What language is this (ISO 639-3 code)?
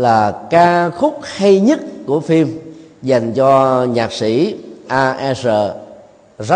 vie